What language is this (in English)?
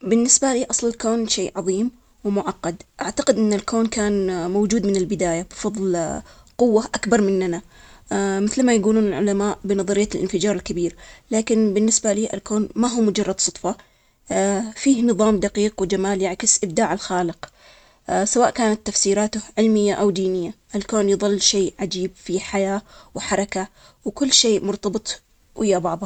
Omani Arabic